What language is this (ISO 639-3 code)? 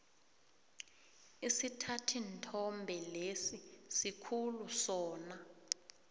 nbl